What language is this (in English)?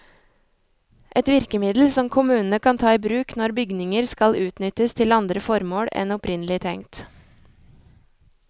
Norwegian